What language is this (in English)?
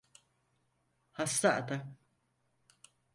Turkish